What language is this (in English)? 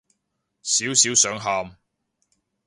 Cantonese